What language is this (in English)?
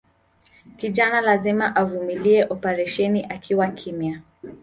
Swahili